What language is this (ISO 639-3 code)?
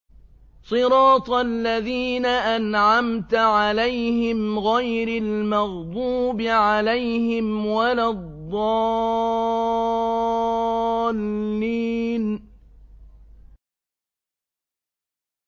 ara